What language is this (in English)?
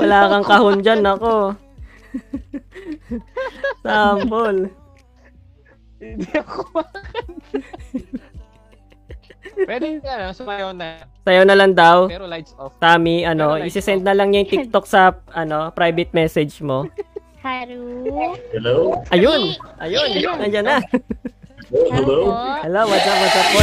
Filipino